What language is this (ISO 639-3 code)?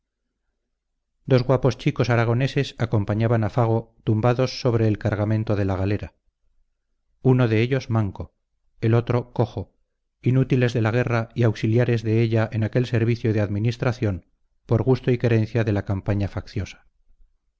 spa